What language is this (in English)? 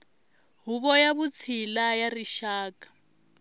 Tsonga